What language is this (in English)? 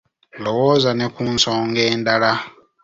Ganda